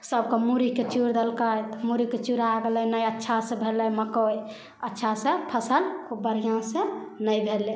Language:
Maithili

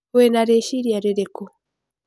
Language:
Kikuyu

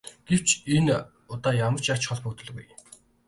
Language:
Mongolian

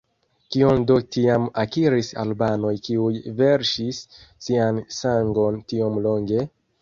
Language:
Esperanto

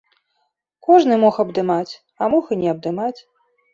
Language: Belarusian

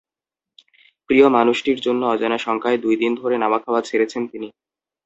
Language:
Bangla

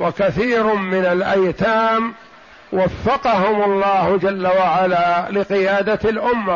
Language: Arabic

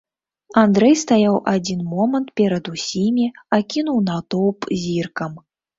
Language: Belarusian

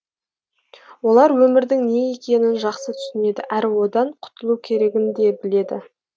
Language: Kazakh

